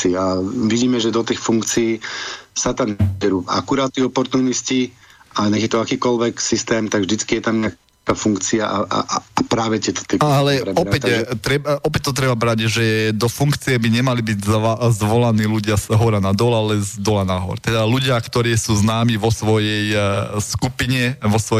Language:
Slovak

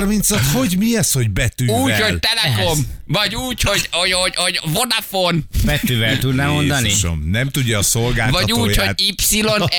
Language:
Hungarian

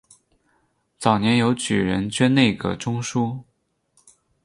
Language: Chinese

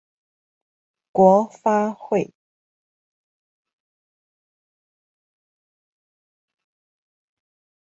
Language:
Chinese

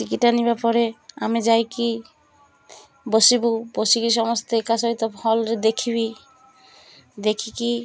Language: Odia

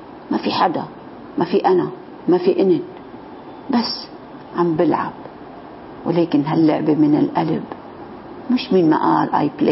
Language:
Arabic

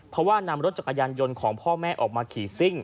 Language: Thai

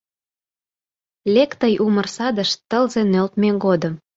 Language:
Mari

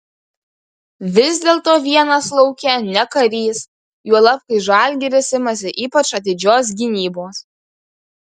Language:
Lithuanian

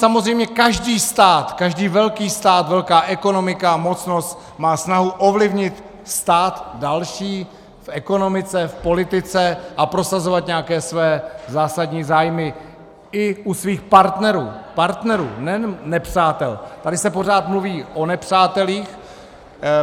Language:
Czech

